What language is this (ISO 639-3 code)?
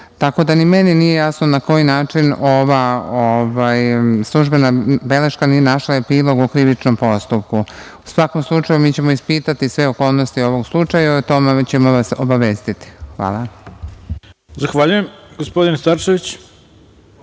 srp